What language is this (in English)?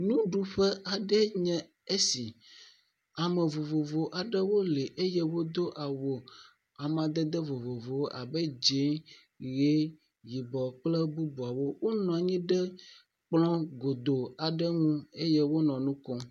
Ewe